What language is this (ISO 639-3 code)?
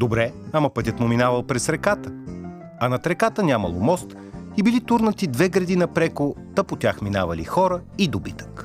bul